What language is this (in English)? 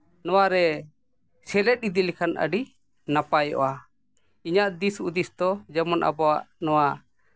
Santali